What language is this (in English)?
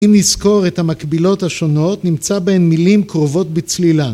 Hebrew